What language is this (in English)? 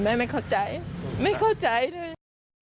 Thai